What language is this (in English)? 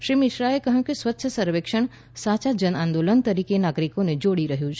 Gujarati